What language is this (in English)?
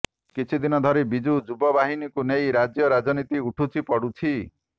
Odia